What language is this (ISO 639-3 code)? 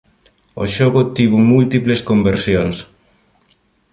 glg